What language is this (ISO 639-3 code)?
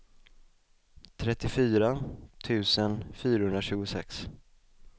swe